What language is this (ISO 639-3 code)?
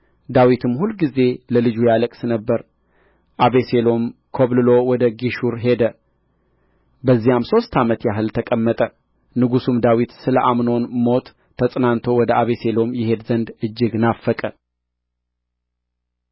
amh